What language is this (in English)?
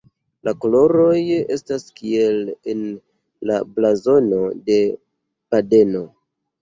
Esperanto